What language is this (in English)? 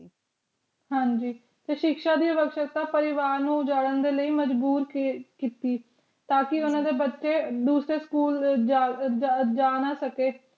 Punjabi